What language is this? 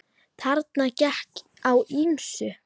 Icelandic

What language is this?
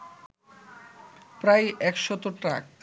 Bangla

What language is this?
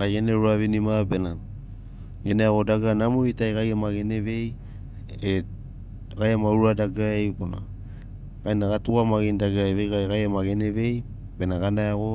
Sinaugoro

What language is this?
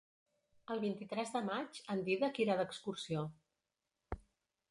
Catalan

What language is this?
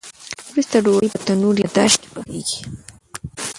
Pashto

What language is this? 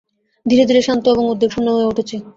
Bangla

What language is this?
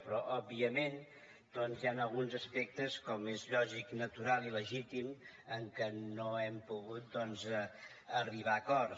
Catalan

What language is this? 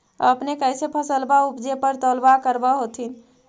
Magahi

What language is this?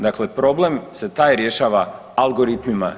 Croatian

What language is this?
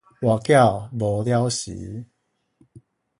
Min Nan Chinese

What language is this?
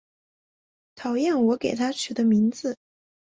Chinese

